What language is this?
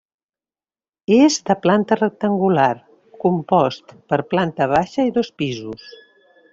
Catalan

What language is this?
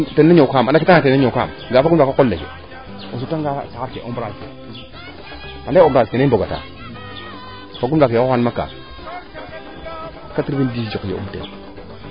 Serer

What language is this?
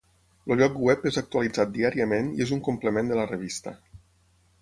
Catalan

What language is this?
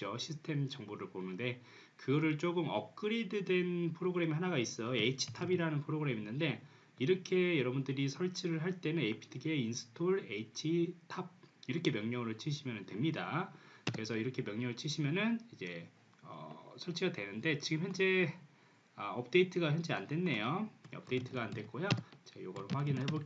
Korean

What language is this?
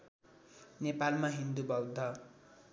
Nepali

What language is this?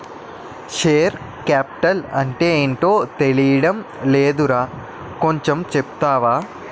Telugu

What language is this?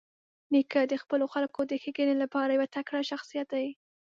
Pashto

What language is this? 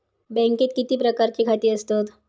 Marathi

